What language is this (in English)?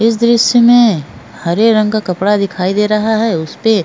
Hindi